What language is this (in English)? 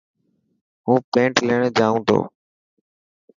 Dhatki